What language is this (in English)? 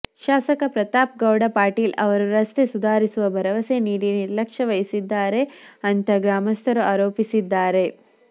Kannada